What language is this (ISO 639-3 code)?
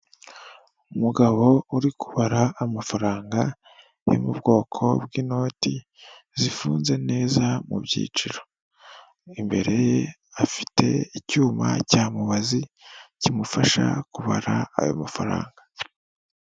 kin